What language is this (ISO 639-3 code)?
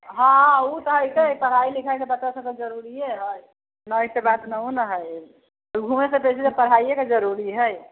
mai